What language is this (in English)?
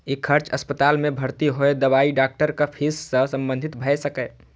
Maithili